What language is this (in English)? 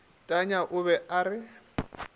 Northern Sotho